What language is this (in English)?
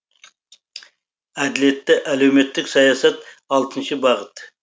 Kazakh